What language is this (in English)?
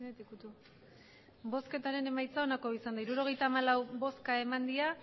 Basque